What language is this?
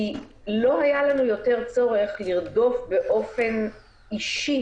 Hebrew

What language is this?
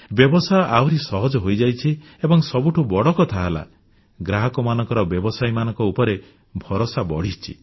Odia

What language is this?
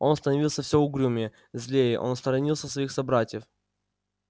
Russian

